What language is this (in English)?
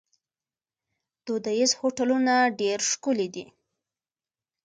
Pashto